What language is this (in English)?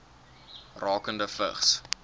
Afrikaans